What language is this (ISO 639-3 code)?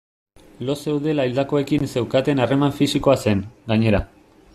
eus